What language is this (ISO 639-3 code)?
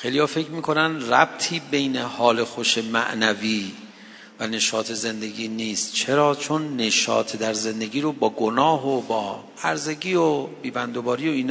fas